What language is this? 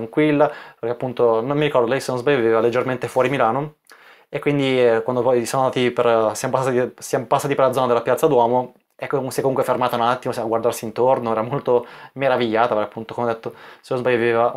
Italian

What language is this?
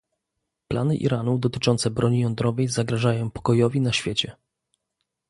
Polish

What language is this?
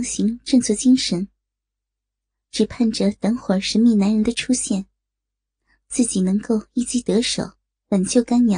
Chinese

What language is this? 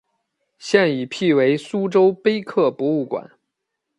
Chinese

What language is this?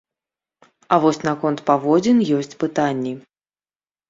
Belarusian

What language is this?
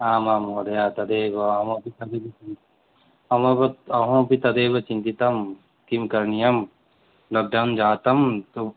Sanskrit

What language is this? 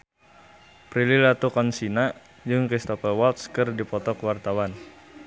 Sundanese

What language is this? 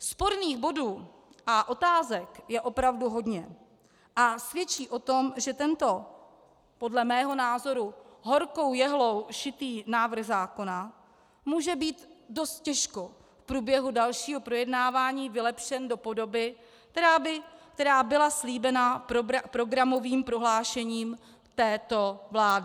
Czech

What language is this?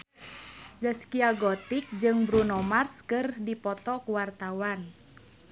Sundanese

